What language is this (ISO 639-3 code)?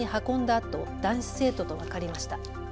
jpn